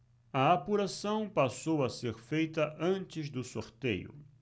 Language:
Portuguese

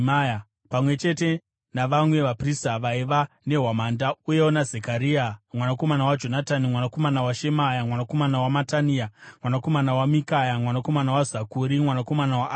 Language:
Shona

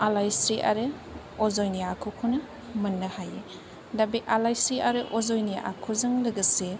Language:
Bodo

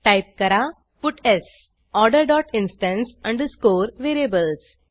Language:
Marathi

